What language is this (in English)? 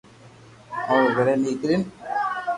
Loarki